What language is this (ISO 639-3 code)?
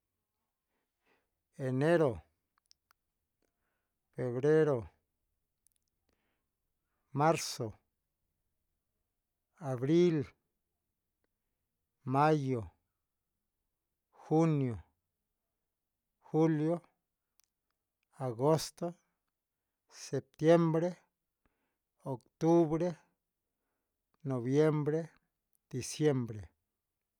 mxs